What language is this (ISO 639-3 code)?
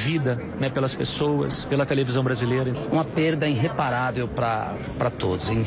por